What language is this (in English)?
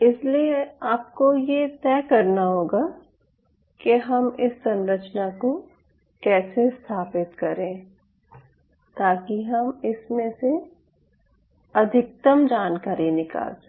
Hindi